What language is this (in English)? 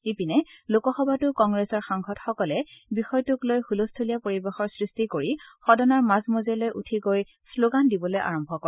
Assamese